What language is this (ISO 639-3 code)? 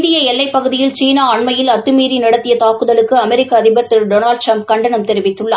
tam